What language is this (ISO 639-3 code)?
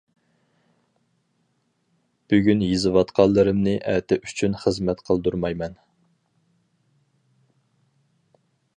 uig